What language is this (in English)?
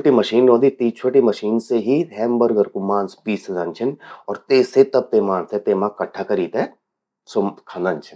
Garhwali